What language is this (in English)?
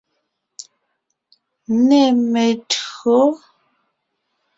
Ngiemboon